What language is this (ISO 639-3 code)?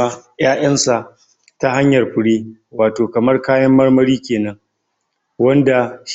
hau